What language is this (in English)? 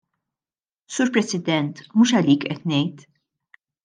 Maltese